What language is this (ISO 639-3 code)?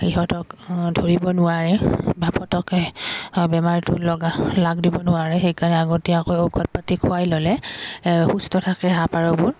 asm